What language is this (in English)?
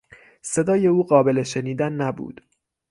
Persian